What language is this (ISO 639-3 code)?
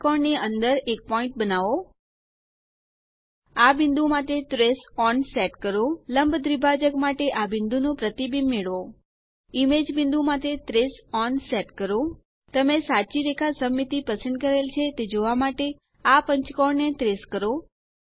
guj